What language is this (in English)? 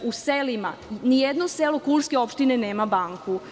Serbian